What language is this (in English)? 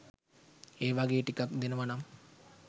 Sinhala